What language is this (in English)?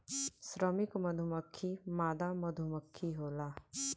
Bhojpuri